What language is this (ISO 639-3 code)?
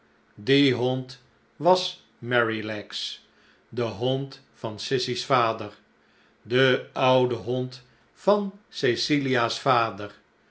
nld